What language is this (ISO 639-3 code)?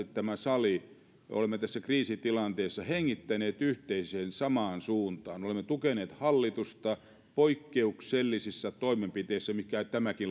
fin